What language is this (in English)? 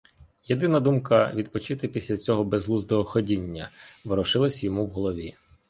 Ukrainian